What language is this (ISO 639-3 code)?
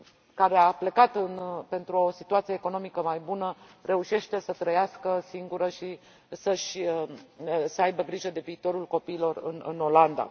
ron